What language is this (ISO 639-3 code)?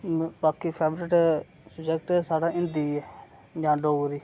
doi